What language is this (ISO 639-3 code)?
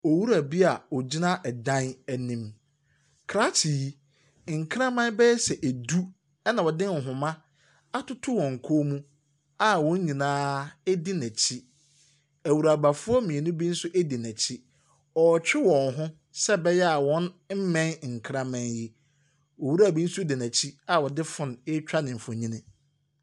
aka